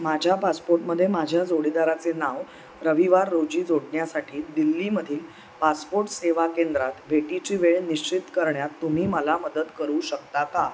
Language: Marathi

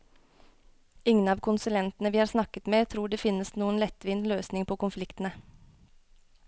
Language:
Norwegian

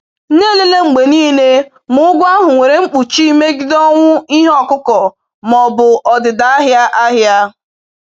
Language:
Igbo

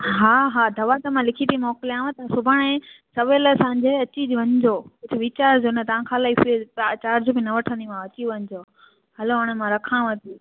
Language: Sindhi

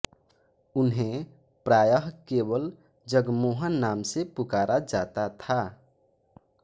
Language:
Hindi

